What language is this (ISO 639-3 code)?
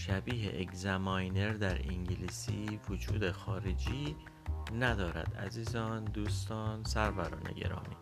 fas